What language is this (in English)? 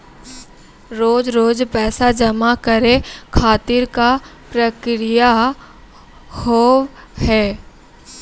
Maithili